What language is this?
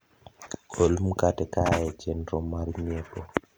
Luo (Kenya and Tanzania)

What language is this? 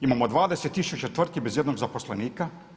Croatian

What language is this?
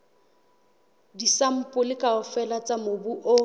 Southern Sotho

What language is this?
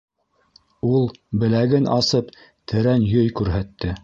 Bashkir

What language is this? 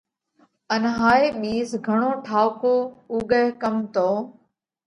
Parkari Koli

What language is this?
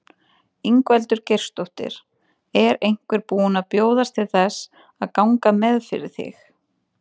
Icelandic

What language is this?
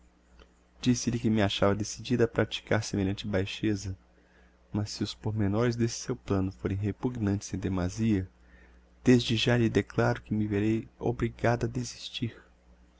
Portuguese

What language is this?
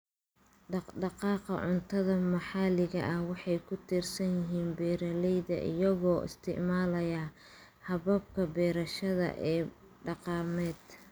Somali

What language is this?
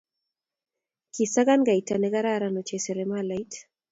Kalenjin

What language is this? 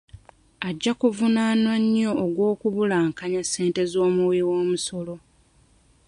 Ganda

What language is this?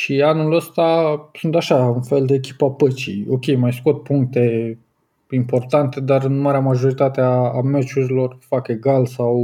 Romanian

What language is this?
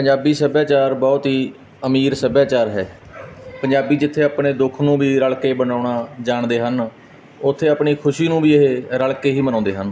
Punjabi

